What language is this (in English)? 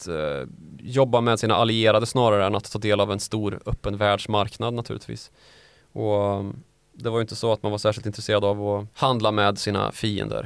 Swedish